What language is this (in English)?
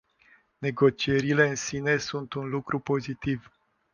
Romanian